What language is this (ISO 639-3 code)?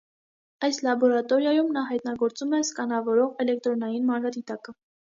hye